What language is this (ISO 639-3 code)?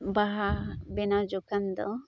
sat